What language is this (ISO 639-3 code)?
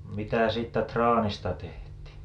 fin